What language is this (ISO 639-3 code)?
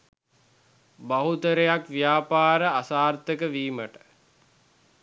sin